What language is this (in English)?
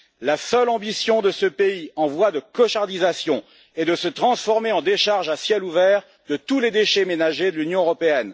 French